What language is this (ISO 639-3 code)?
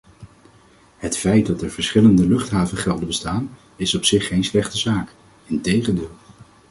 nld